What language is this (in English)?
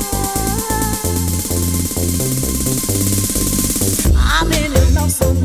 English